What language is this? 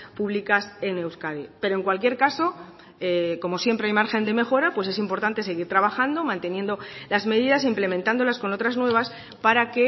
Spanish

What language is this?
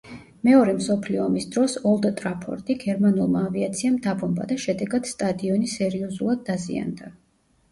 Georgian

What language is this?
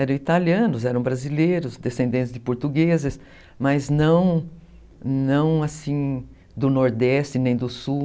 Portuguese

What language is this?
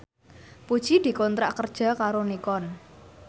Javanese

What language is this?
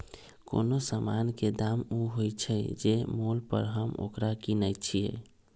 Magahi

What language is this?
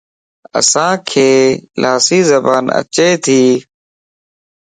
Lasi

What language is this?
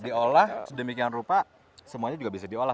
Indonesian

